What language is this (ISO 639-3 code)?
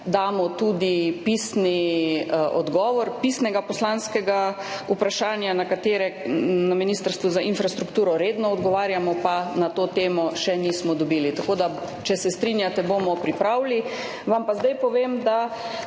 slv